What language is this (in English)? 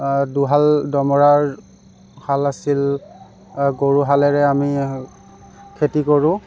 Assamese